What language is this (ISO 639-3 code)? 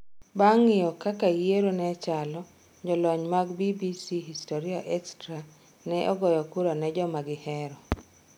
luo